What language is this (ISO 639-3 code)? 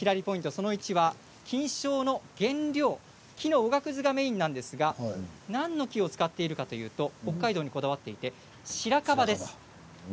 jpn